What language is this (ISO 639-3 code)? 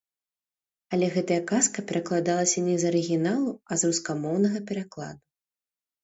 bel